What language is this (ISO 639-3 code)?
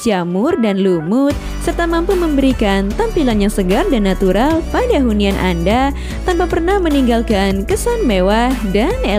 ind